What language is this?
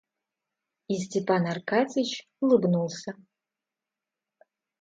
Russian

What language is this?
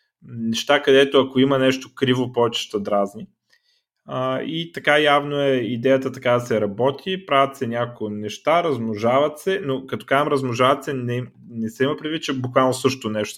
Bulgarian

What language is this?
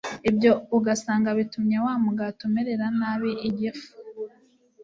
Kinyarwanda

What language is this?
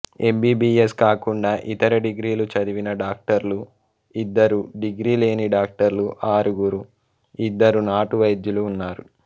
Telugu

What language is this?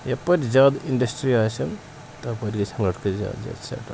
Kashmiri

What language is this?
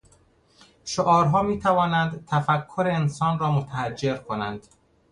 Persian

